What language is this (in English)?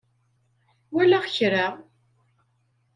Kabyle